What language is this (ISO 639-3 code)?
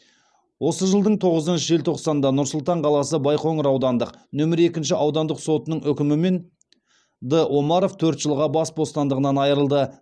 kaz